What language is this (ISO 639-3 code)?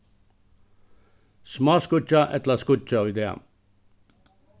fao